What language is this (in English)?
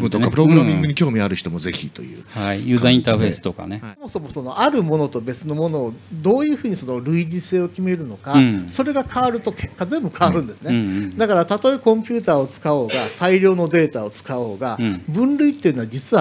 Japanese